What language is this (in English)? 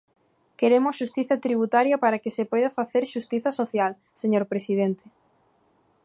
Galician